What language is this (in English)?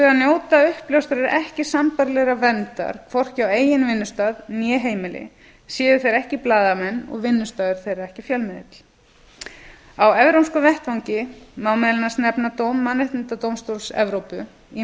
Icelandic